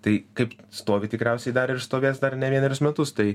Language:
Lithuanian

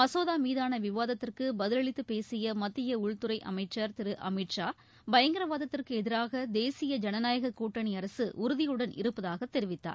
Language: Tamil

